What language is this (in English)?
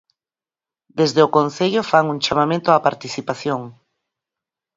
Galician